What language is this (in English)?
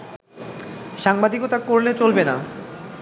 Bangla